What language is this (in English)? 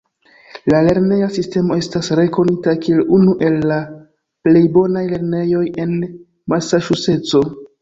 Esperanto